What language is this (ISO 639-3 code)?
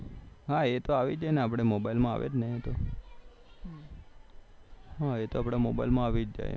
guj